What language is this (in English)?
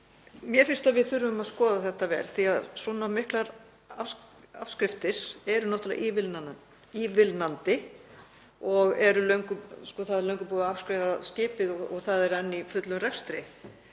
Icelandic